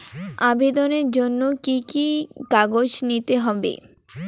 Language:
Bangla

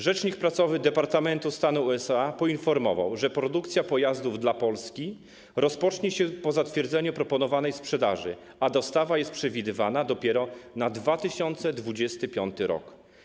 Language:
Polish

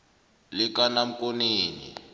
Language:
South Ndebele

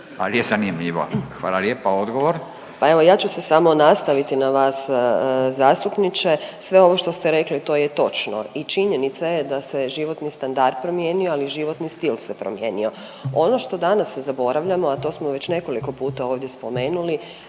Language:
Croatian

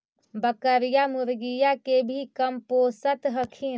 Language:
Magahi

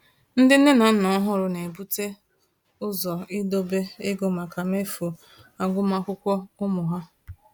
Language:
Igbo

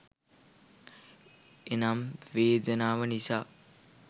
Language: Sinhala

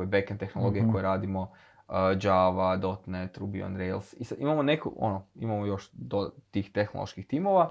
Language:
Croatian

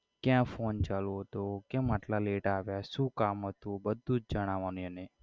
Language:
Gujarati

